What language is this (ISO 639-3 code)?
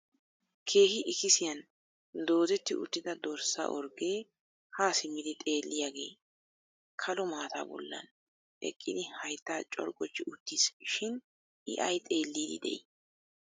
wal